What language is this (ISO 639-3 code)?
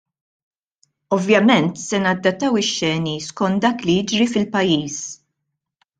mlt